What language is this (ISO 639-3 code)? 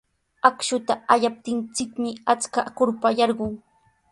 qws